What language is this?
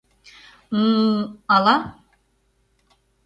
Mari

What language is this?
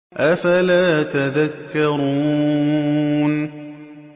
Arabic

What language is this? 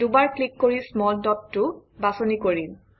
Assamese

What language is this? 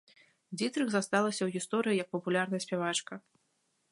Belarusian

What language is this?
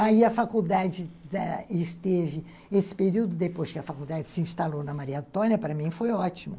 Portuguese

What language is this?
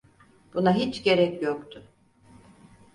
Turkish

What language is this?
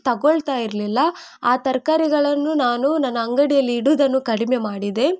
Kannada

